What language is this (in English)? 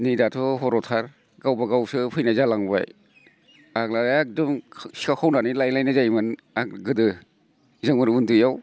Bodo